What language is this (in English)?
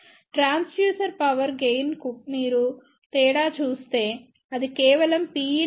Telugu